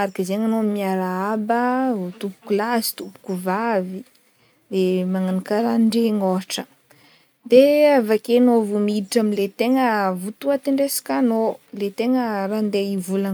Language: Northern Betsimisaraka Malagasy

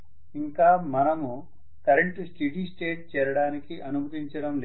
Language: Telugu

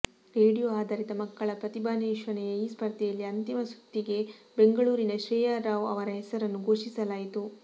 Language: Kannada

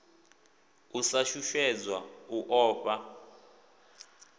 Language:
Venda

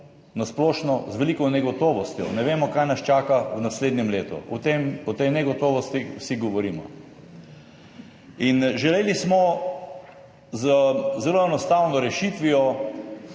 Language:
Slovenian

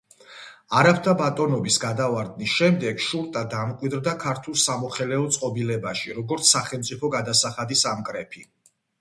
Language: Georgian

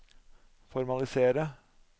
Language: Norwegian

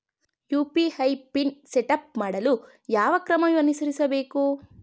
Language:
Kannada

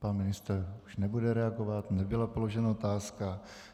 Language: Czech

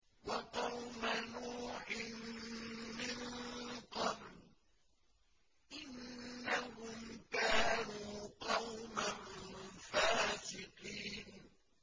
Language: Arabic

